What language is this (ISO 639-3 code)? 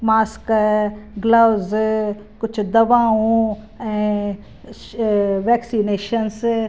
snd